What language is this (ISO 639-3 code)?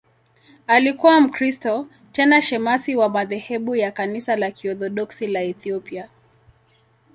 swa